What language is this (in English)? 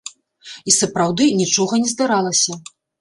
Belarusian